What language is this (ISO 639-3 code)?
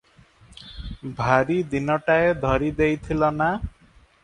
ori